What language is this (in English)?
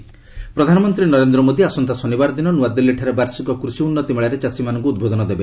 Odia